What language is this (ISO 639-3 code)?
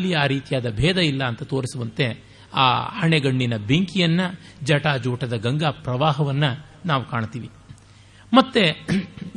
kan